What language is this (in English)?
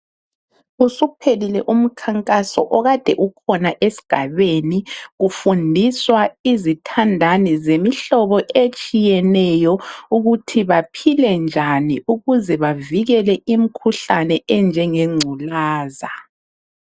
North Ndebele